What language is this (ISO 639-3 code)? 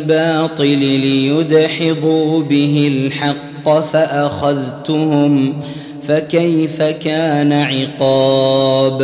ara